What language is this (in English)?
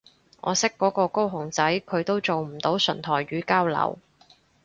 Cantonese